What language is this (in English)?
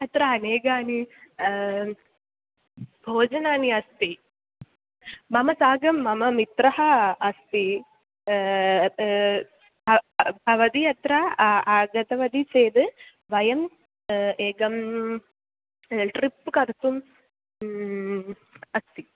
Sanskrit